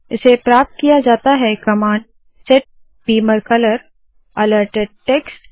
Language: Hindi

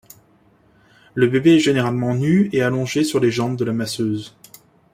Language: French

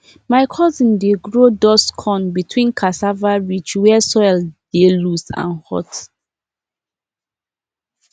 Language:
Nigerian Pidgin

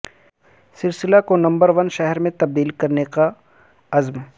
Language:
Urdu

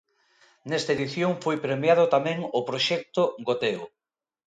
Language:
Galician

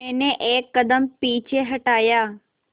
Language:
Hindi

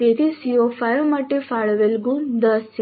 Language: Gujarati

